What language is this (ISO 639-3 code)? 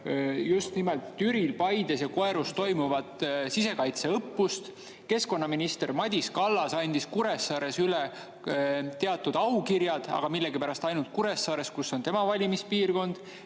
est